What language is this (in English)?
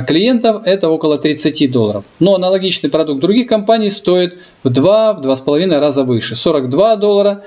Russian